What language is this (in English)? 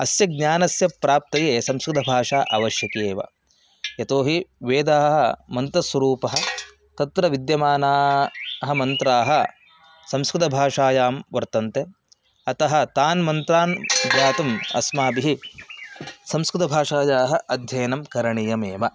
Sanskrit